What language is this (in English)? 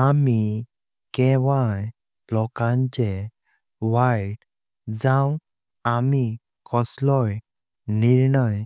Konkani